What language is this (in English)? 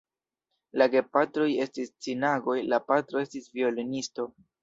Esperanto